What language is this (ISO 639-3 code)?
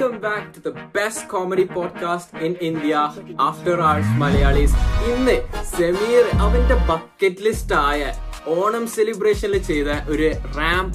mal